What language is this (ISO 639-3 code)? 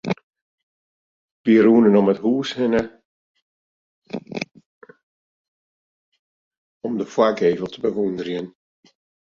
fry